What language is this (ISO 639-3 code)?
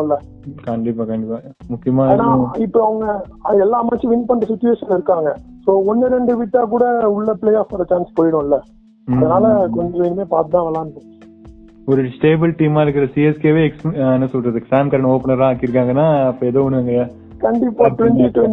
tam